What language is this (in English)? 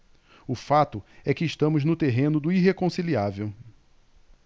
Portuguese